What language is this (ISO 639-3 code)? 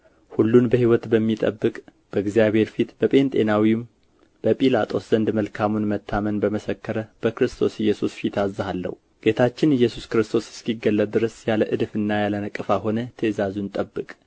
amh